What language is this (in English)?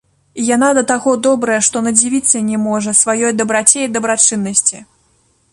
Belarusian